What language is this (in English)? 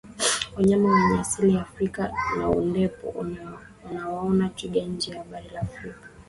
Swahili